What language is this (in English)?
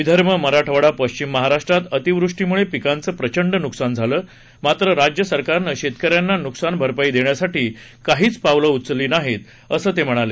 Marathi